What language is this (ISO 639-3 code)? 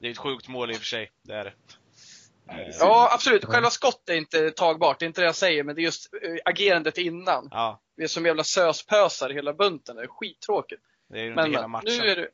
swe